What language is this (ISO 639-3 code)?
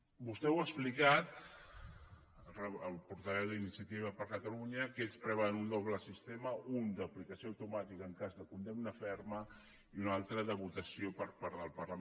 cat